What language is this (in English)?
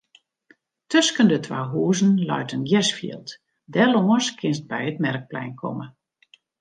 Western Frisian